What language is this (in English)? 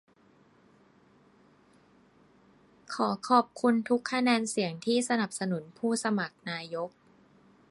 Thai